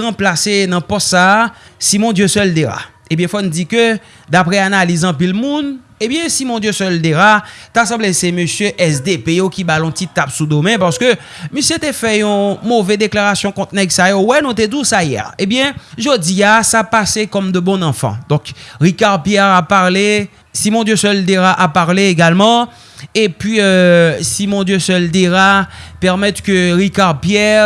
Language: French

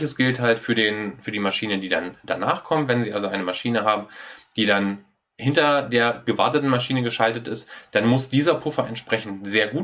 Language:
German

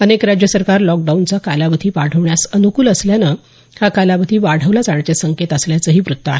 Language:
Marathi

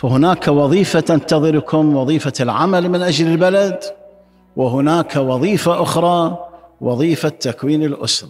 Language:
Arabic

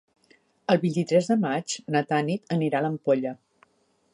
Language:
Catalan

